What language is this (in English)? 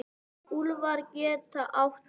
Icelandic